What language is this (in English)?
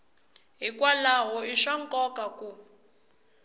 Tsonga